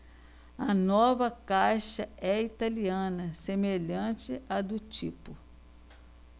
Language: Portuguese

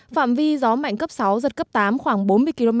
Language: Vietnamese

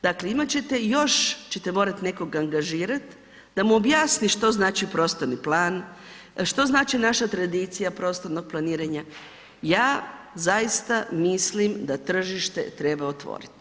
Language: Croatian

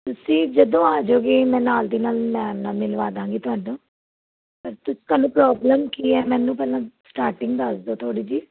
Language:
Punjabi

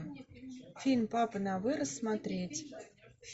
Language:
Russian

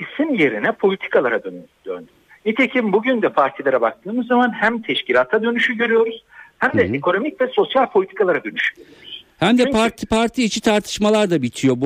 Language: Turkish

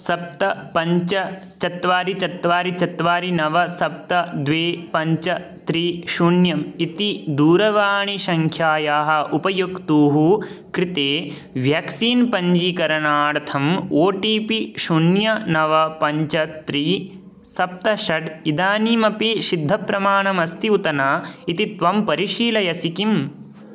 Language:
Sanskrit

